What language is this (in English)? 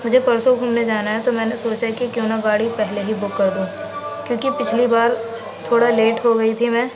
Urdu